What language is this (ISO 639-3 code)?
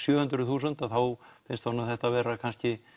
isl